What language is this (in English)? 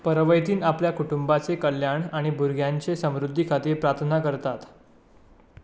Konkani